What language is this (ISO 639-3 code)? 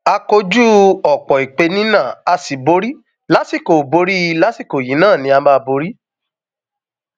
yor